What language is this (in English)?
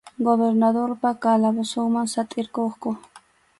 Arequipa-La Unión Quechua